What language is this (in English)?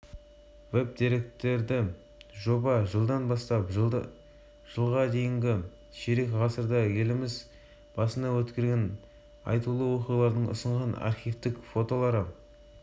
Kazakh